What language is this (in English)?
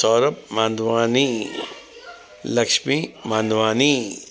Sindhi